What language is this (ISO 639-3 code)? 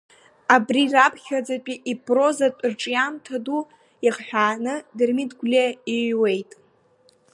abk